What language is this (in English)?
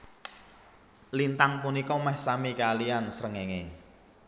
Javanese